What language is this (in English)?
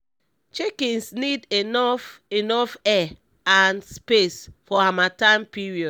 Nigerian Pidgin